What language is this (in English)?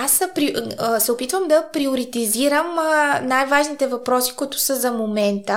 Bulgarian